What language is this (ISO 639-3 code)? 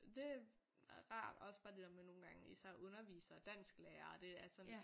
dan